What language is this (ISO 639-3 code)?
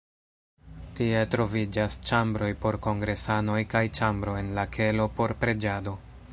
epo